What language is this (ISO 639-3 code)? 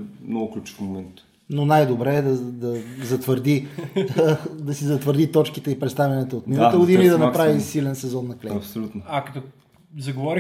bul